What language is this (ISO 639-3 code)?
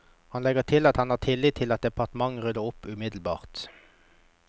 nor